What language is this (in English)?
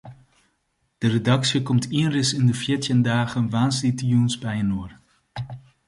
Western Frisian